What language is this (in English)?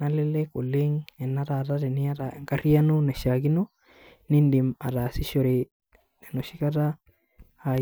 Masai